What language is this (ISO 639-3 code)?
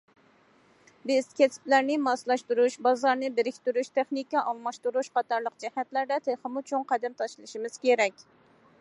uig